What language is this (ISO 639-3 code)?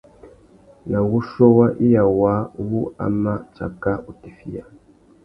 bag